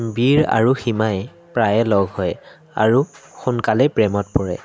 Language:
Assamese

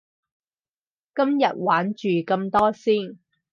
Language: Cantonese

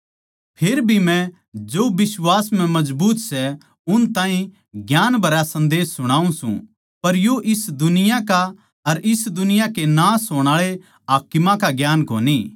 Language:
Haryanvi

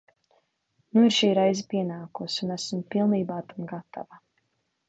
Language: Latvian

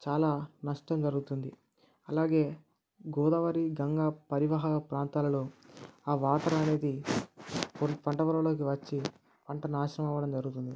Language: Telugu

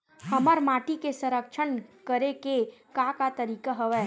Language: Chhattisgarhi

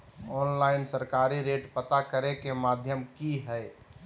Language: Magahi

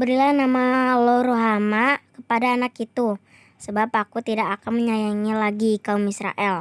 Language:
Indonesian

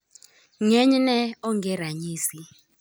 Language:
Luo (Kenya and Tanzania)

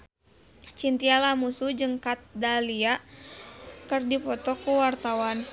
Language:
Sundanese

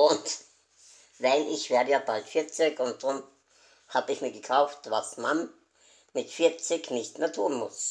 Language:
German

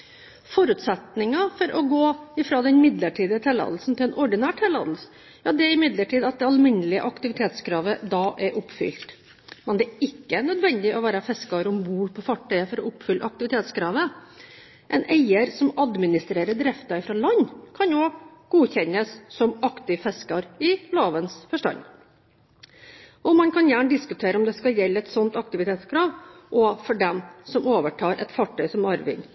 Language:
Norwegian Bokmål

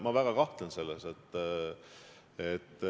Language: Estonian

